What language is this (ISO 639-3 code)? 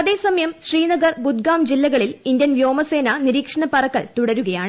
mal